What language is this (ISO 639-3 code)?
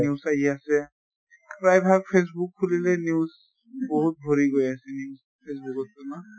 asm